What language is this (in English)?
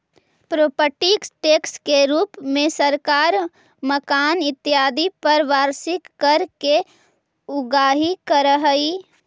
Magahi